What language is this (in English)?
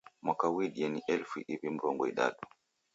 Taita